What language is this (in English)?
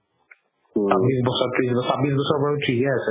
Assamese